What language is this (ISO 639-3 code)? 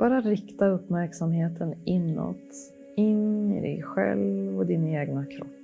swe